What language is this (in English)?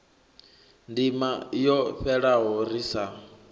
Venda